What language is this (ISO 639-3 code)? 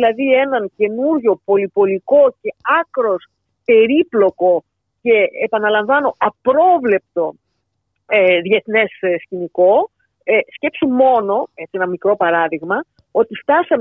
ell